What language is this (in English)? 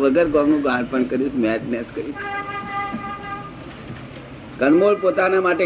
Gujarati